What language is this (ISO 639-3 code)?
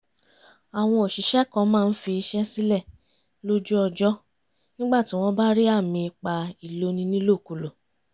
yor